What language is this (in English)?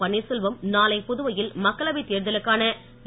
Tamil